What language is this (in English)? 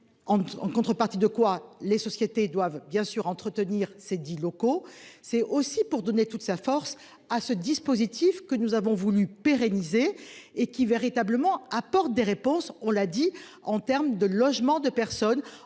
French